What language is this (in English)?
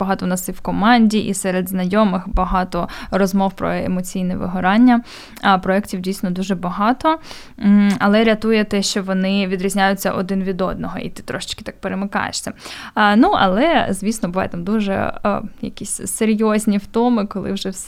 Ukrainian